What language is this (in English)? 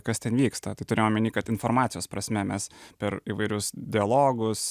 Lithuanian